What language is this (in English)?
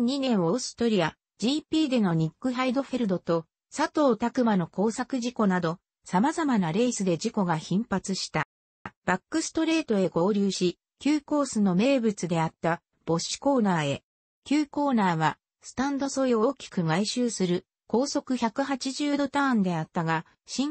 Japanese